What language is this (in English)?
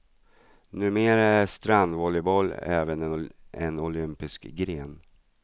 Swedish